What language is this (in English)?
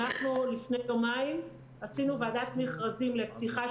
Hebrew